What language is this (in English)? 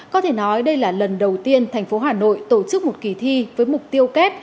Vietnamese